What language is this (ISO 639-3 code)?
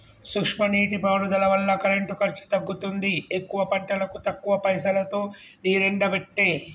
tel